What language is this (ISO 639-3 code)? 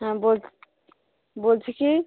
ben